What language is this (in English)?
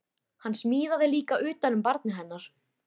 Icelandic